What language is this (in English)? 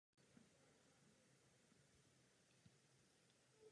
Czech